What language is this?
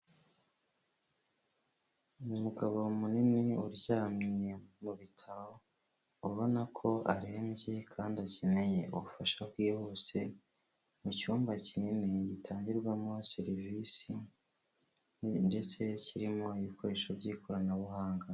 Kinyarwanda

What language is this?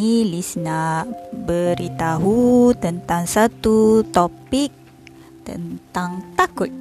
Malay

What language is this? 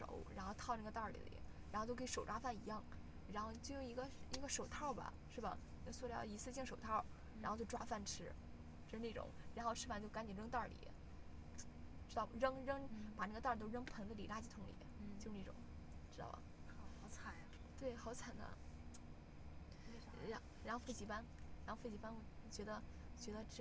Chinese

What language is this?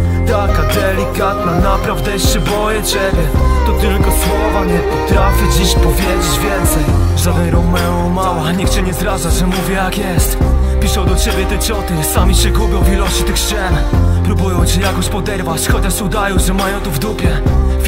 Polish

